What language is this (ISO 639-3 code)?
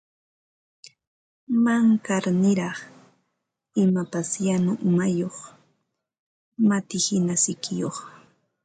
qva